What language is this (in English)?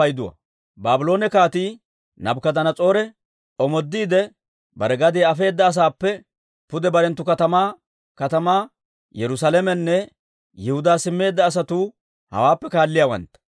Dawro